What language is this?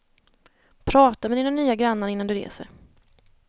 Swedish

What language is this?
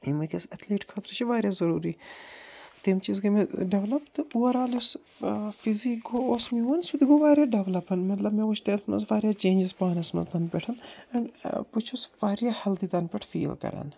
Kashmiri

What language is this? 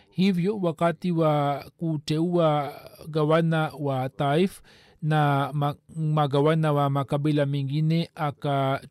Swahili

